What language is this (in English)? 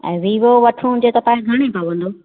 Sindhi